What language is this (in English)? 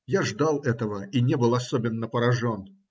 Russian